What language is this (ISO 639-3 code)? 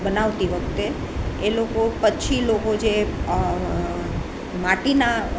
guj